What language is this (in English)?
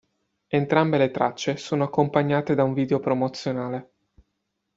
Italian